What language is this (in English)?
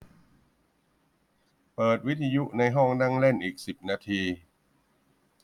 Thai